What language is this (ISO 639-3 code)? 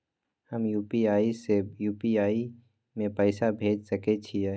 mai